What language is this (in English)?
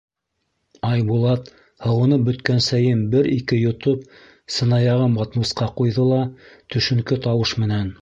Bashkir